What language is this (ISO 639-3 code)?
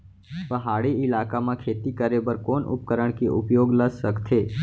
hne